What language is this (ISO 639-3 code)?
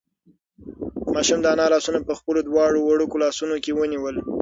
pus